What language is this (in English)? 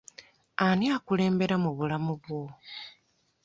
Ganda